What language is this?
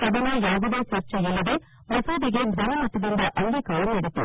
Kannada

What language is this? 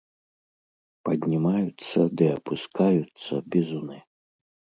Belarusian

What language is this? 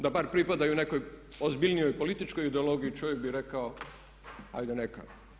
Croatian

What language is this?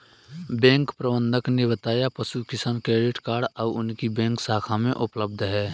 Hindi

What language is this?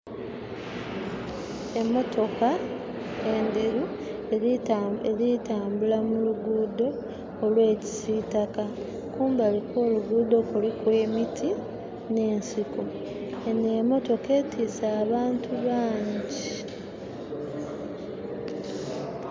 Soga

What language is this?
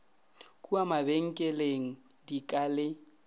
Northern Sotho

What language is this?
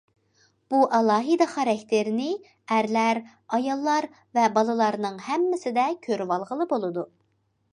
Uyghur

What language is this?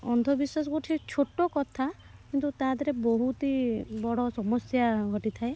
Odia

